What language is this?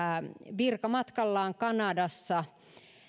Finnish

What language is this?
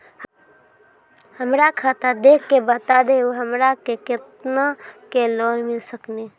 Maithili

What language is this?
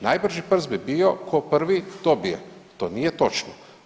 Croatian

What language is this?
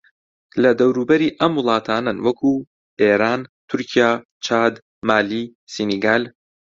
Central Kurdish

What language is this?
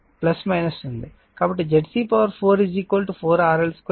Telugu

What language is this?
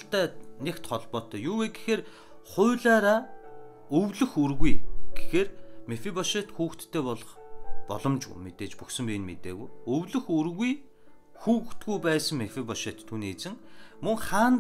Turkish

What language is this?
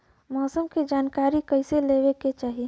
Bhojpuri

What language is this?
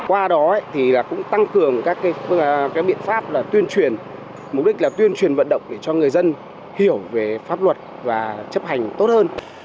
Vietnamese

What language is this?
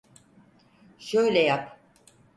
Turkish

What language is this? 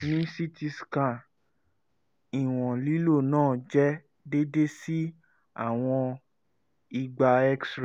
Yoruba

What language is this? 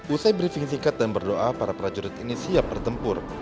Indonesian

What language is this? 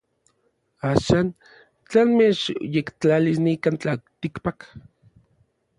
Orizaba Nahuatl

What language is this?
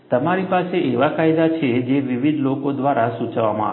Gujarati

